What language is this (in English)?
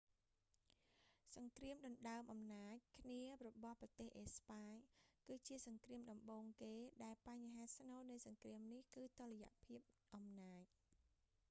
Khmer